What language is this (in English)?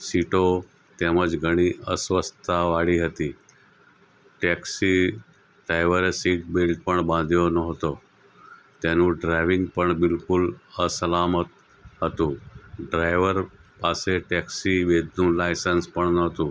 Gujarati